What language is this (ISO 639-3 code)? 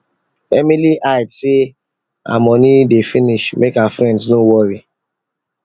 pcm